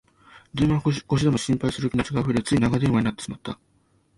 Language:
Japanese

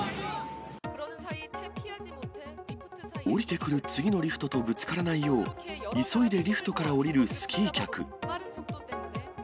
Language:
Japanese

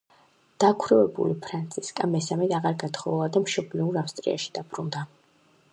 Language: Georgian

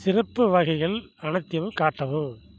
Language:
Tamil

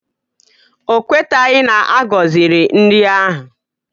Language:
Igbo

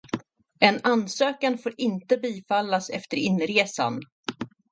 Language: Swedish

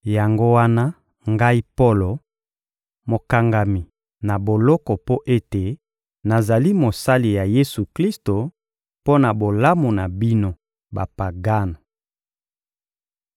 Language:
Lingala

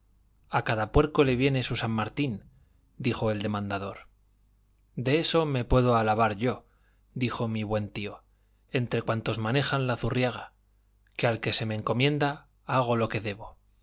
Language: Spanish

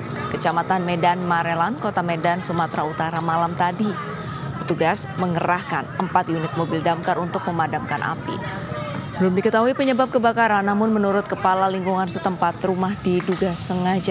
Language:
Indonesian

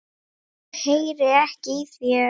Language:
Icelandic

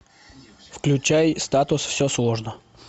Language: Russian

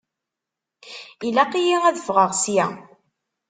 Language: Kabyle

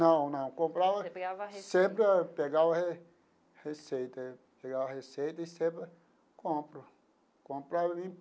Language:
Portuguese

